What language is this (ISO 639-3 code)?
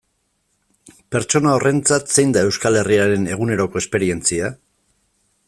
eus